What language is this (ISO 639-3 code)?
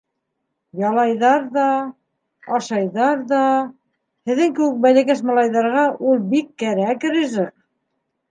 bak